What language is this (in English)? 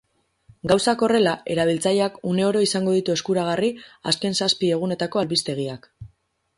Basque